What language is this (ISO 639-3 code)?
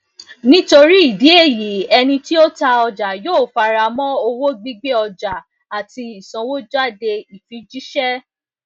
yor